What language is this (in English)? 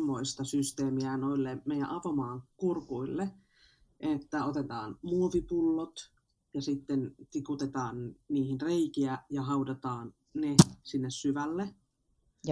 Finnish